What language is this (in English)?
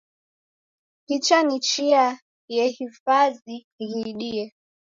Taita